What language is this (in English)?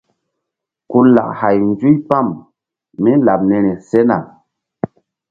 Mbum